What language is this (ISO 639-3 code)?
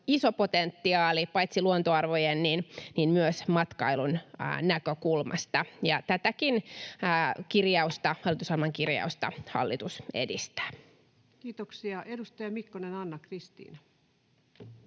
fin